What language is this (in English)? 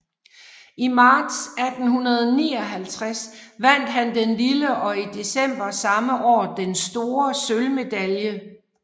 Danish